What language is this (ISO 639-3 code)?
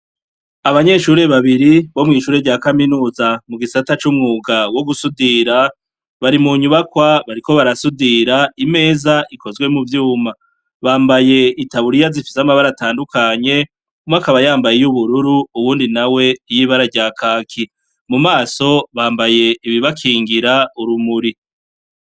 run